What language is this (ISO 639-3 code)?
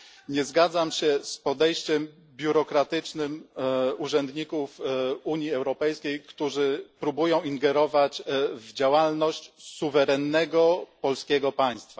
pol